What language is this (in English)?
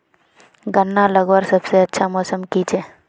Magahi